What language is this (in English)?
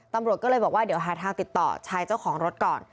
Thai